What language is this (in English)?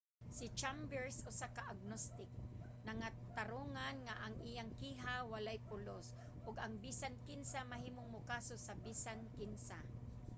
Cebuano